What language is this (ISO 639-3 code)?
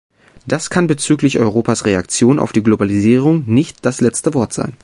deu